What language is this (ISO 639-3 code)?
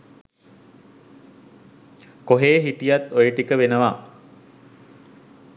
sin